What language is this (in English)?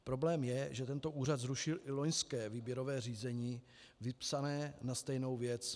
Czech